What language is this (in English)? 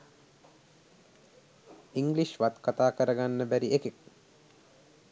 Sinhala